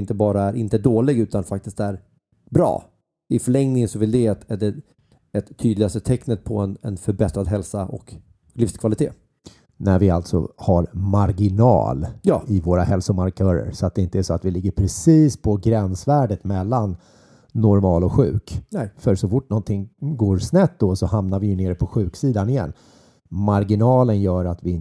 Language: Swedish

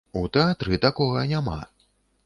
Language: Belarusian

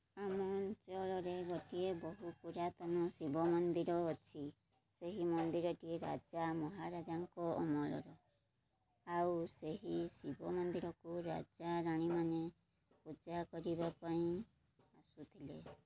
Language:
Odia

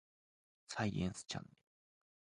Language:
Japanese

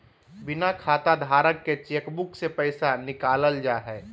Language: Magahi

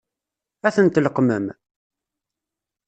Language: Kabyle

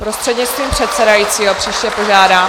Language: Czech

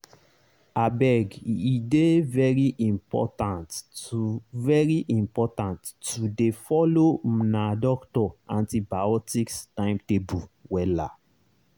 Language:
Nigerian Pidgin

